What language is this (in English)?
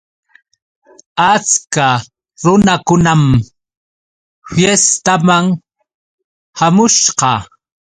Yauyos Quechua